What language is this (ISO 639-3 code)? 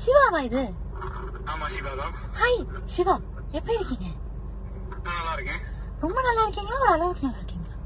hin